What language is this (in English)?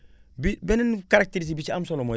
Wolof